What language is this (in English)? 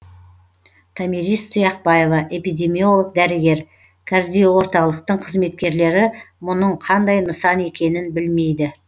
Kazakh